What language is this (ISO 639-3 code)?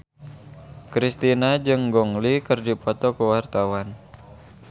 sun